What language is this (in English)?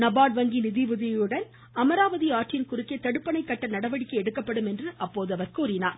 Tamil